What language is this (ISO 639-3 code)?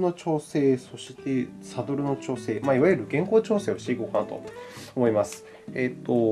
jpn